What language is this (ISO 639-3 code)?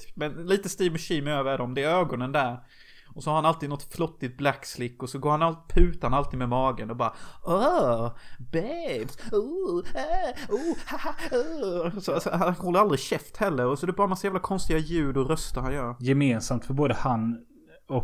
swe